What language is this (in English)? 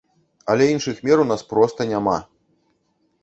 Belarusian